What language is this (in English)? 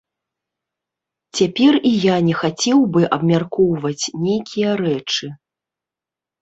Belarusian